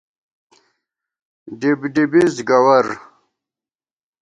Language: Gawar-Bati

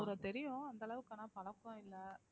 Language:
Tamil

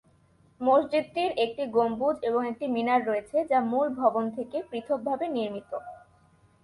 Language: Bangla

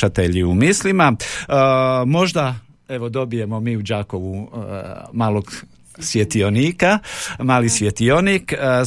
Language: Croatian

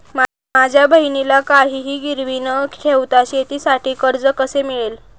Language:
Marathi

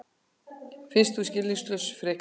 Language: Icelandic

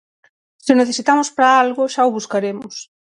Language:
Galician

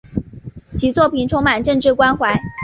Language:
Chinese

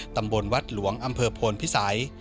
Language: Thai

